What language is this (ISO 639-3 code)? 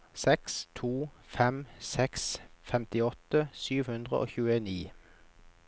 nor